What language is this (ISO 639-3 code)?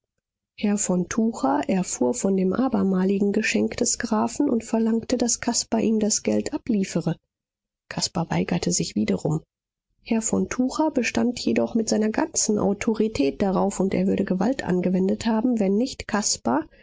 deu